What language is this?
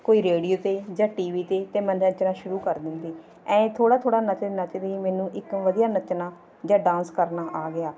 Punjabi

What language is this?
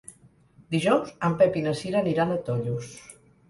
Catalan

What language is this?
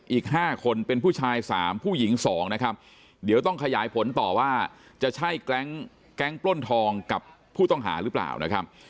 Thai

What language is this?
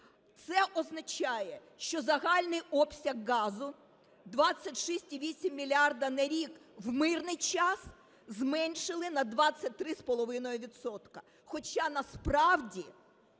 Ukrainian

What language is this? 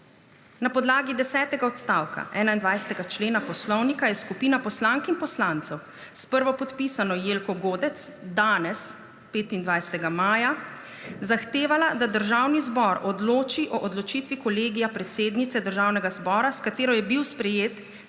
Slovenian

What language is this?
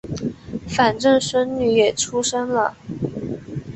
Chinese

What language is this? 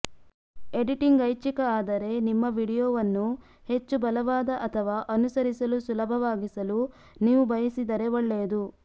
Kannada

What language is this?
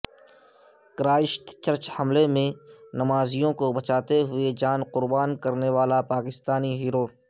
Urdu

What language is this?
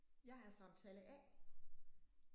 Danish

